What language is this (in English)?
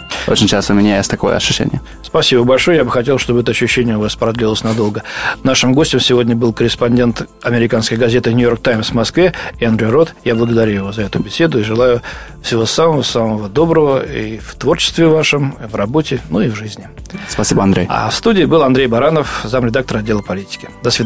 Russian